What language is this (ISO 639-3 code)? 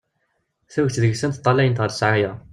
kab